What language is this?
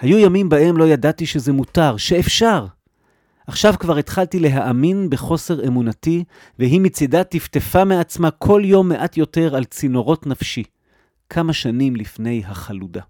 Hebrew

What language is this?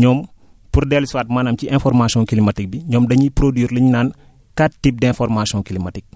Wolof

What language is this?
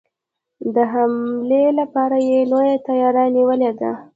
Pashto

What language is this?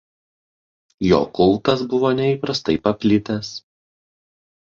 Lithuanian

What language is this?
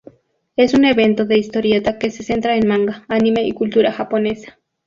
Spanish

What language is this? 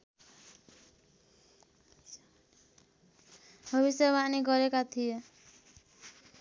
Nepali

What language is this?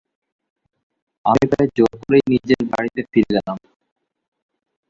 Bangla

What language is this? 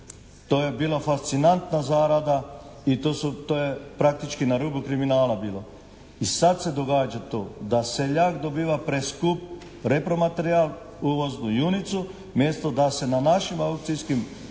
Croatian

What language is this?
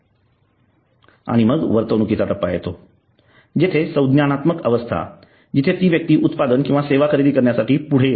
Marathi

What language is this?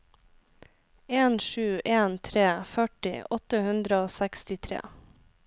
Norwegian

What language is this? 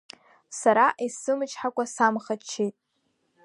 Abkhazian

